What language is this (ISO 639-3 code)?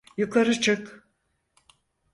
tur